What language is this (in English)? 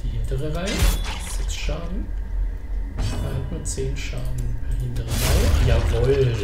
German